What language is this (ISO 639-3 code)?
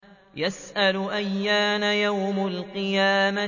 ara